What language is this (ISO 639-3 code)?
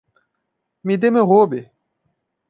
por